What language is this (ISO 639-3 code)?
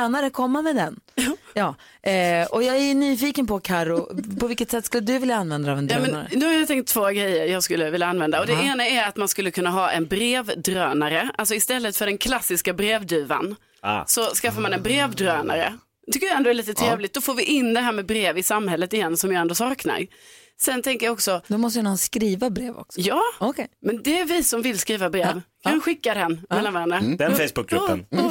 swe